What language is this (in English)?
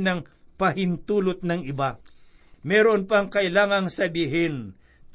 Filipino